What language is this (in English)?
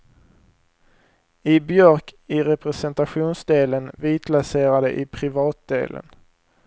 Swedish